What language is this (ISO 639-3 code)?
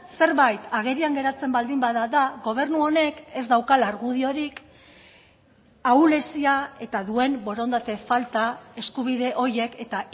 eus